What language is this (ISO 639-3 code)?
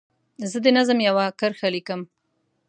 pus